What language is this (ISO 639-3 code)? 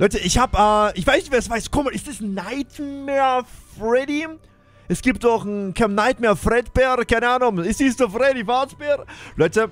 deu